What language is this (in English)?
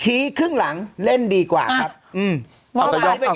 Thai